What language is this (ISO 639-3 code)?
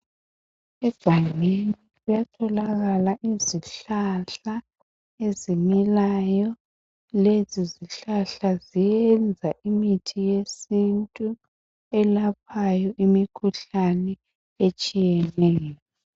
nde